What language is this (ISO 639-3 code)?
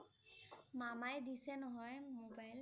asm